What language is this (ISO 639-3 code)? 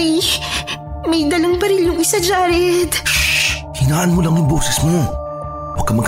fil